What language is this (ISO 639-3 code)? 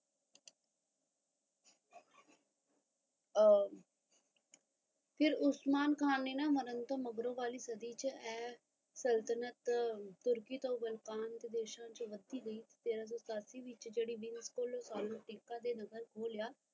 pan